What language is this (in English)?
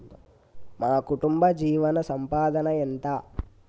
Telugu